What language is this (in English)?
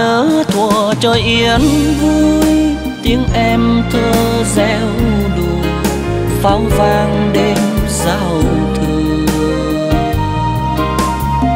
Vietnamese